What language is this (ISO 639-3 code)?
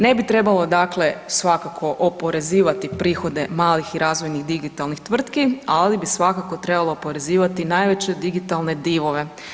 hrv